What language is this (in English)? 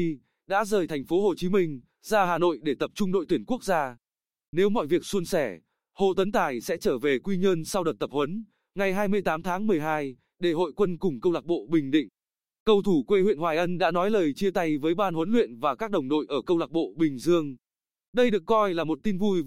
Vietnamese